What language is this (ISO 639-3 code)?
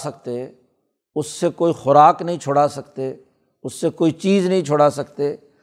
urd